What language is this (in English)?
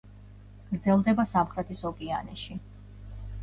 Georgian